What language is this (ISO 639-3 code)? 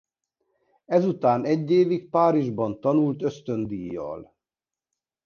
hun